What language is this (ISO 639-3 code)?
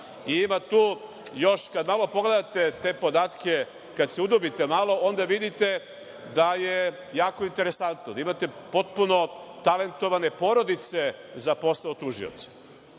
srp